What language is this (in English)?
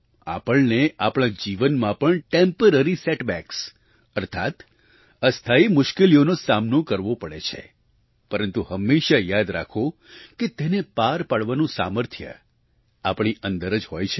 Gujarati